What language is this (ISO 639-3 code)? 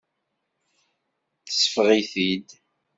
kab